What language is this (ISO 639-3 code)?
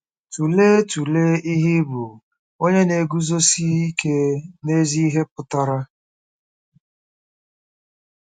ibo